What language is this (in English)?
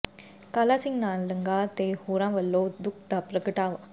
Punjabi